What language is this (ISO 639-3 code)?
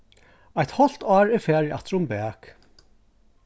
fao